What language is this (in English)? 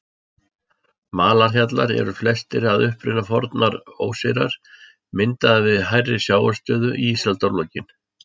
Icelandic